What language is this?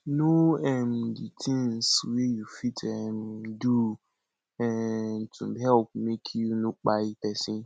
Nigerian Pidgin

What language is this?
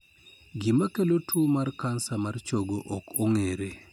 Luo (Kenya and Tanzania)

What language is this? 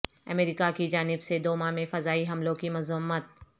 Urdu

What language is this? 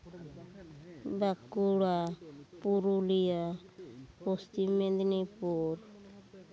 Santali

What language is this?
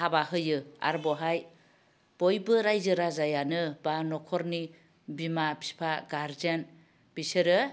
Bodo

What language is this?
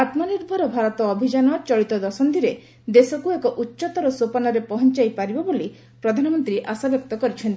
Odia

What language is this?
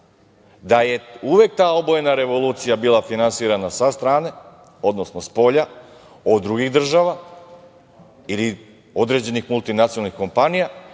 Serbian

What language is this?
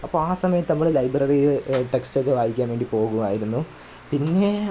Malayalam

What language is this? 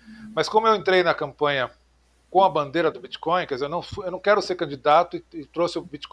Portuguese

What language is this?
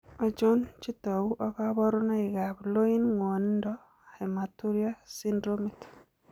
Kalenjin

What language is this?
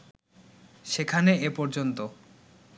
Bangla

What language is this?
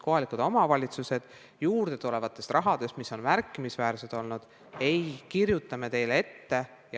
Estonian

